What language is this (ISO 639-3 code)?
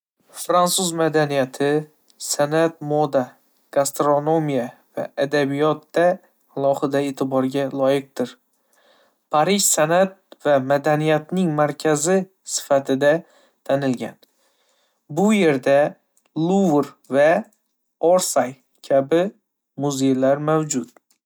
uzb